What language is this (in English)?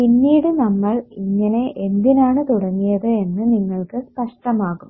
Malayalam